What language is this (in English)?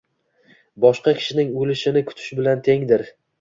Uzbek